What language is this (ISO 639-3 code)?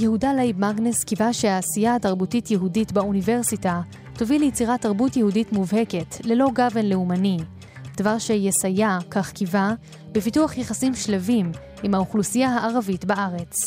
heb